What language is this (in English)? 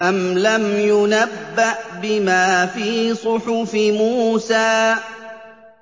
Arabic